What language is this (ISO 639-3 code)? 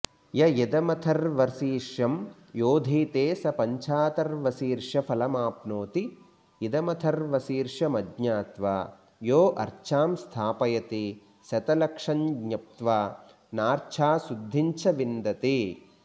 san